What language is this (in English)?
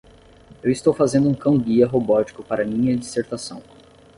Portuguese